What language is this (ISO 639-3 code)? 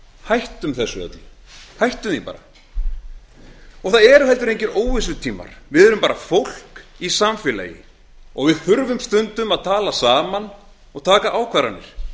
isl